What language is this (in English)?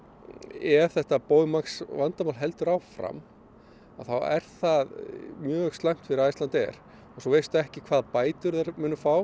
Icelandic